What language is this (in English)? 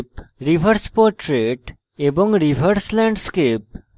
Bangla